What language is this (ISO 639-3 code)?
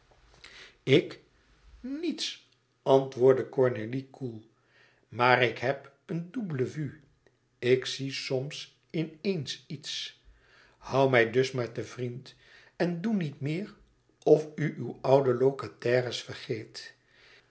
nld